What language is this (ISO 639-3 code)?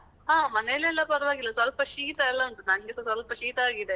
kan